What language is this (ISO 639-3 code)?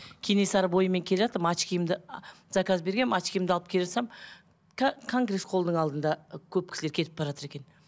kaz